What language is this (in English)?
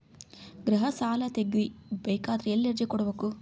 Kannada